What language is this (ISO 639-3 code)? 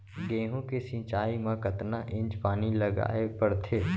hne